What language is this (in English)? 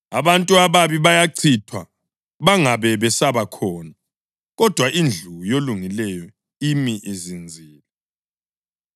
North Ndebele